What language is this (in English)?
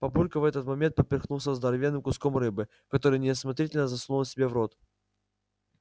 Russian